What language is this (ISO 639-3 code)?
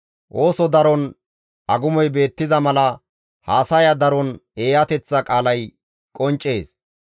gmv